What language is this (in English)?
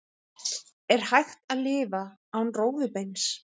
Icelandic